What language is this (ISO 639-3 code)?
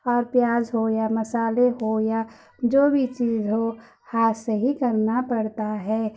urd